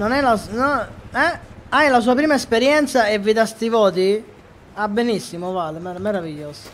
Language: Italian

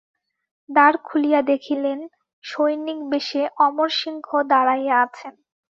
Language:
Bangla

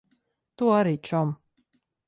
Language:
Latvian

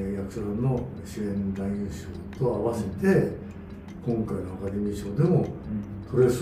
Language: Japanese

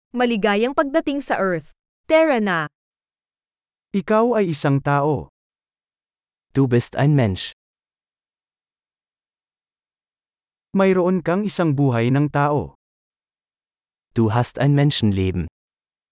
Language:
Filipino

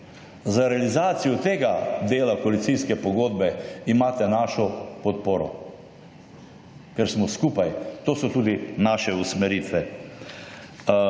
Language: Slovenian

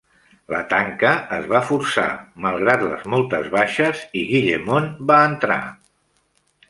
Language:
Catalan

